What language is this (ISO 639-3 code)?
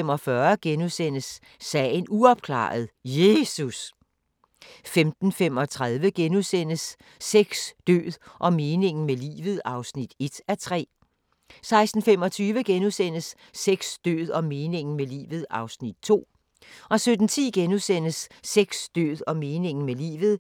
dan